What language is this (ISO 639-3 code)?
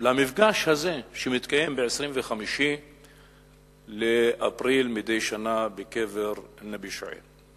heb